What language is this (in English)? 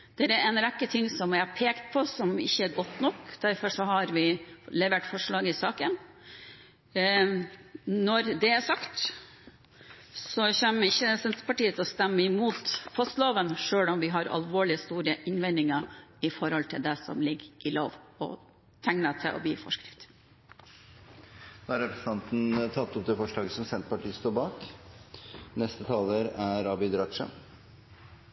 Norwegian Bokmål